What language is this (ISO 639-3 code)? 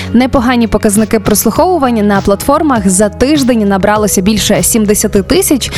ukr